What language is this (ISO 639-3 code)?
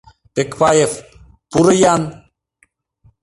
chm